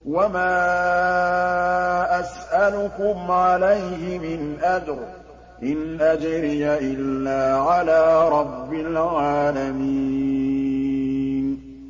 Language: Arabic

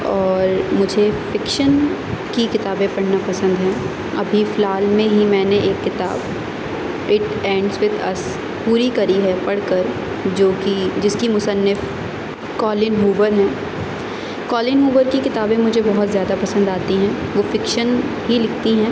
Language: Urdu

